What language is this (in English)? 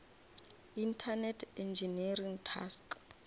Northern Sotho